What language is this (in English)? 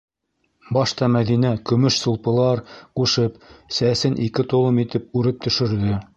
Bashkir